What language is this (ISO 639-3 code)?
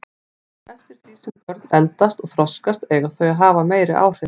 isl